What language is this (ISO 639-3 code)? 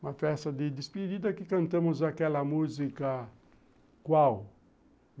por